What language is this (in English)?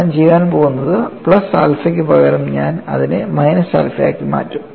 Malayalam